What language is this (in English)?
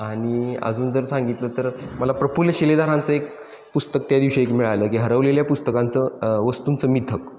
Marathi